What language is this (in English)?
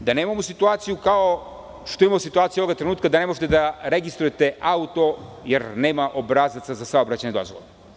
Serbian